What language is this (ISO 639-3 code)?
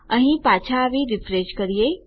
guj